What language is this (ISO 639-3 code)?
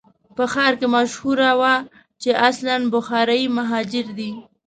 pus